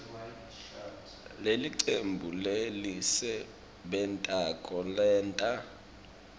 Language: Swati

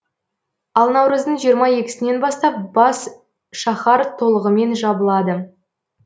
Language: Kazakh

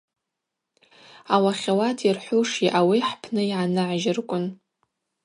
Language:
Abaza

